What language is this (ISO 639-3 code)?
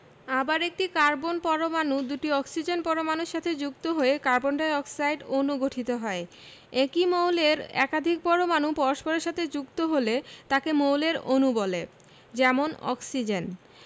ben